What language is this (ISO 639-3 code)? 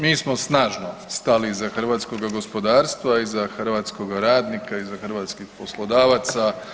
hrv